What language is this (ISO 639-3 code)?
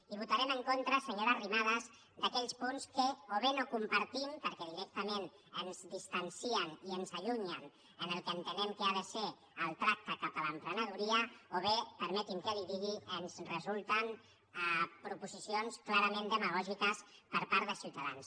cat